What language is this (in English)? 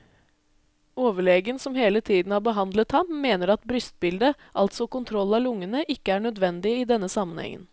Norwegian